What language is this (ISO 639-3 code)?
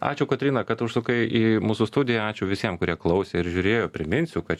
lit